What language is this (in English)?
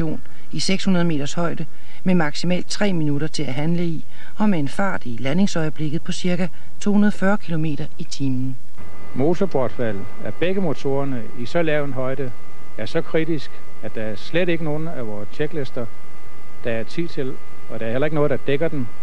Danish